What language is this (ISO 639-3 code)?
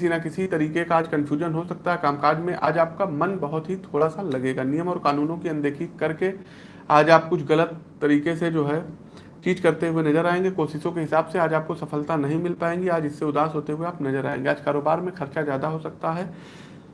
hin